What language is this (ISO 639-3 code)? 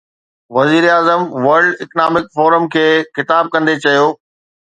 snd